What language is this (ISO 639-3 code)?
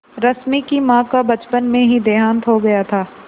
hin